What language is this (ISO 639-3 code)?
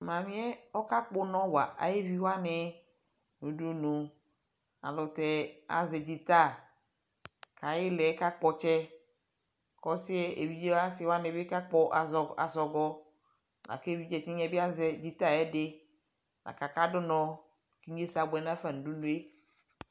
kpo